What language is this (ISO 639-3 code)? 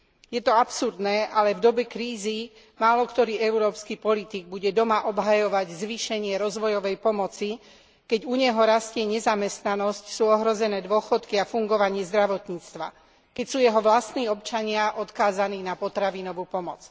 slk